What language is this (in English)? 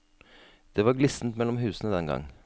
Norwegian